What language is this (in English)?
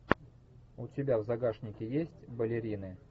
Russian